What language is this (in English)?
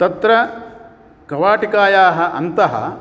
Sanskrit